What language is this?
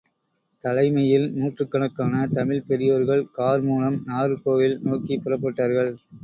Tamil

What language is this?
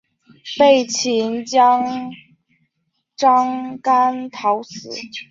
Chinese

